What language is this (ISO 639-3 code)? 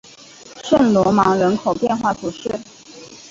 zho